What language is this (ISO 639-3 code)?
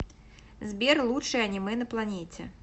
rus